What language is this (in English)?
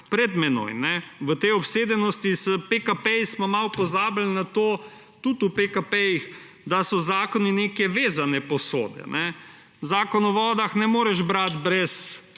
Slovenian